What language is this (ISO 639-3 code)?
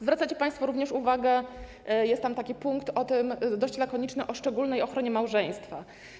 pol